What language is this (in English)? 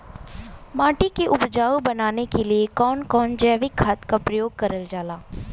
Bhojpuri